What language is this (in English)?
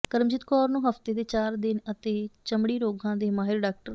Punjabi